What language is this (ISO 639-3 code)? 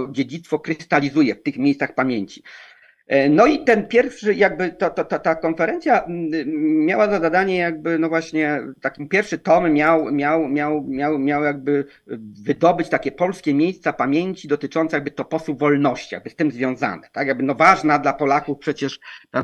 pol